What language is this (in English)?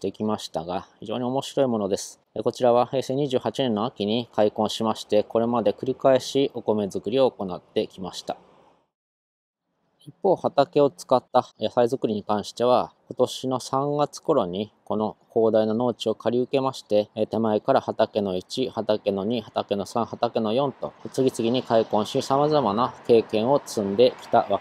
Japanese